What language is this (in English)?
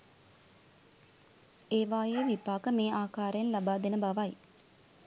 Sinhala